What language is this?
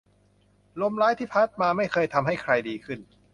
Thai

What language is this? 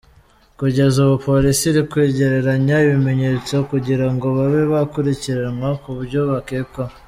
Kinyarwanda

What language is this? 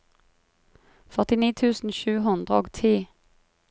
Norwegian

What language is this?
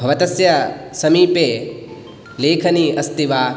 Sanskrit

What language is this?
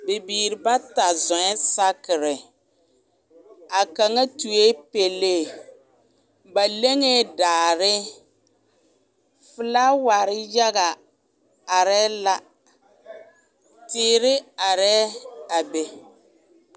Southern Dagaare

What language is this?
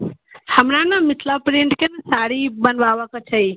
Maithili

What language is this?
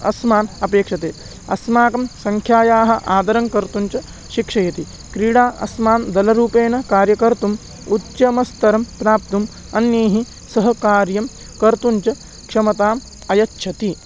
Sanskrit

